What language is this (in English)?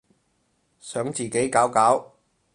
Cantonese